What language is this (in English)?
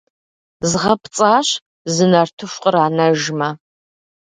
Kabardian